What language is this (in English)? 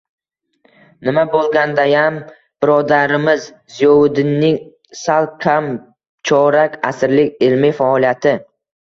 Uzbek